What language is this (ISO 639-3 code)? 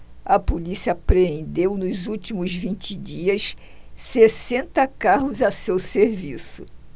por